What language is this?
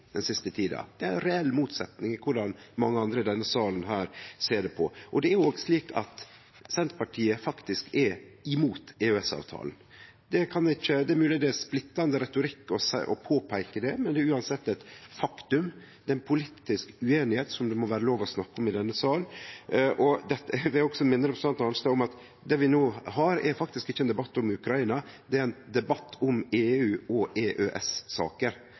Norwegian Nynorsk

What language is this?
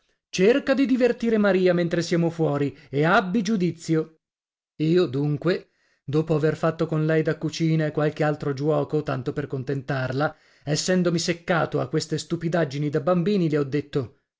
Italian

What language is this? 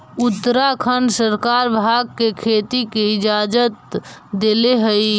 Magahi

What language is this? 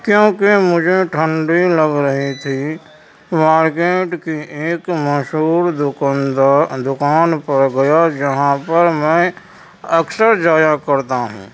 Urdu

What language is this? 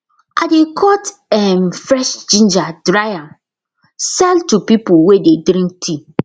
Nigerian Pidgin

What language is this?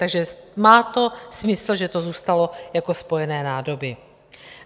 Czech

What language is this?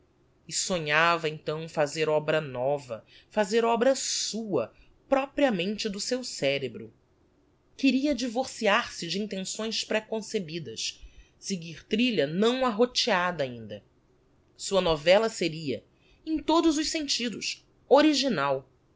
Portuguese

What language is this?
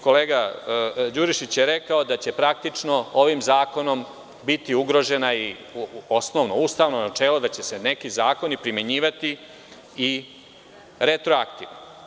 Serbian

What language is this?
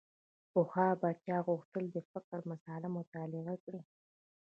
Pashto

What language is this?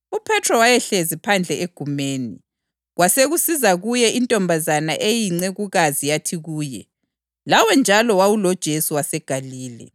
North Ndebele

